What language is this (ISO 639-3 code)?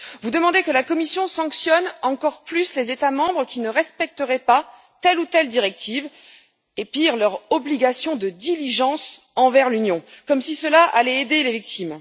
fra